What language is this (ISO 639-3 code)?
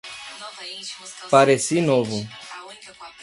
por